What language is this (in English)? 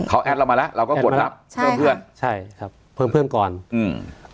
Thai